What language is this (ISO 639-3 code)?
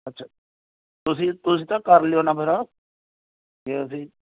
pan